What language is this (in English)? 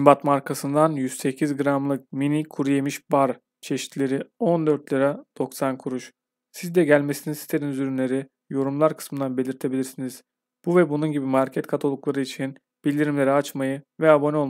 Turkish